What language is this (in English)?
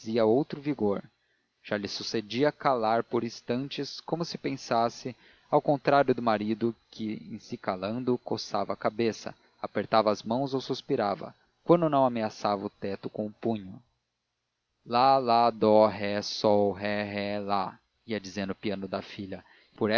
Portuguese